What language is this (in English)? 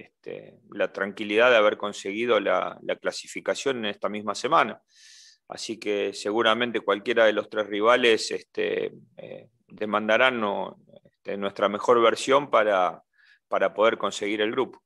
Spanish